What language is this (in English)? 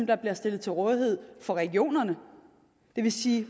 Danish